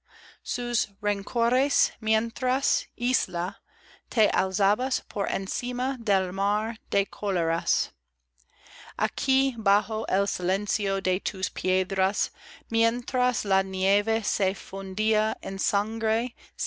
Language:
Spanish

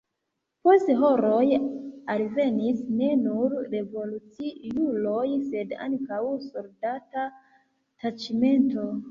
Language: Esperanto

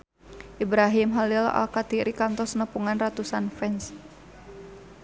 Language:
Sundanese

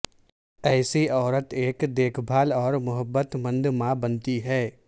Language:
Urdu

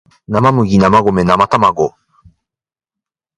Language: Japanese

